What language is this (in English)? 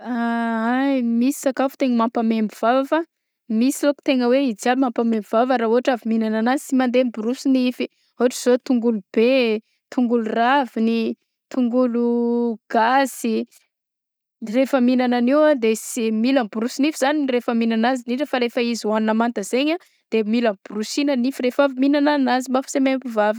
Southern Betsimisaraka Malagasy